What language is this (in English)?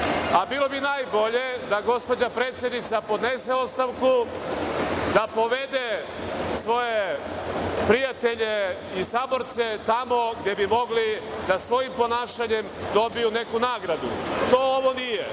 Serbian